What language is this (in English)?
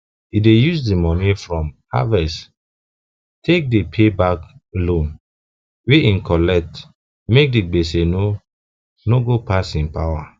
Nigerian Pidgin